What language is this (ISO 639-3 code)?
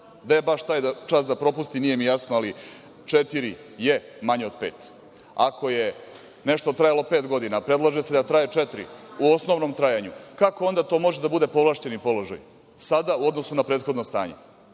srp